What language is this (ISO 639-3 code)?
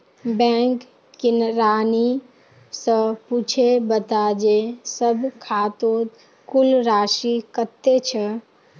mag